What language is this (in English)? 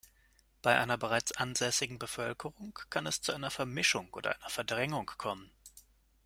German